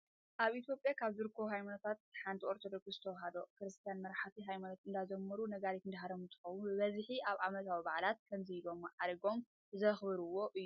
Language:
Tigrinya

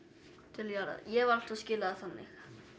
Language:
Icelandic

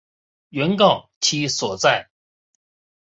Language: Chinese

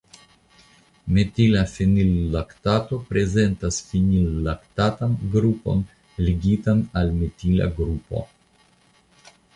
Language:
Esperanto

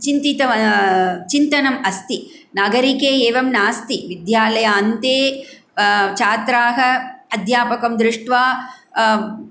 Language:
Sanskrit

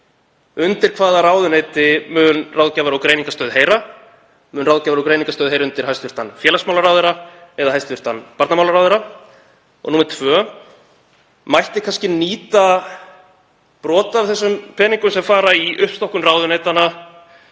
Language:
Icelandic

